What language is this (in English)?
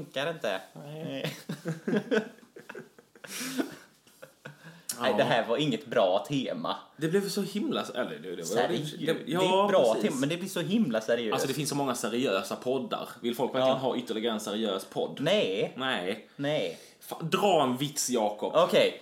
Swedish